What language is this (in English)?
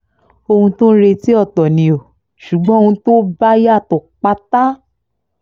Yoruba